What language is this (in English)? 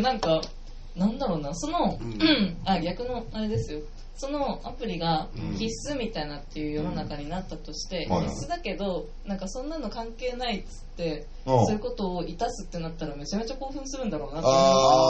Japanese